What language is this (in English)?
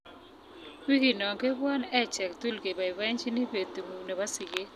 Kalenjin